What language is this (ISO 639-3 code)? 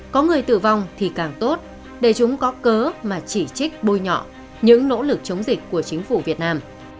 vie